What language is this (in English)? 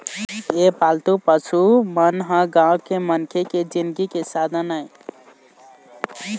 Chhattisgarhi